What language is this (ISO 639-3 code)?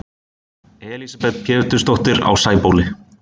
isl